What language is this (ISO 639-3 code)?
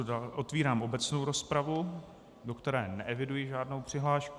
ces